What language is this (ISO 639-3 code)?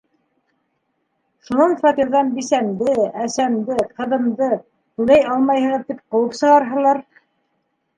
bak